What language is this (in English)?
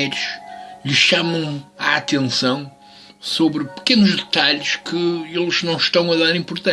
Portuguese